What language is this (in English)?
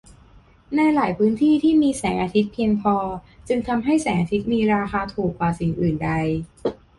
Thai